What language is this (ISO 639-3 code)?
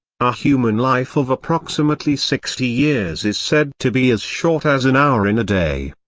eng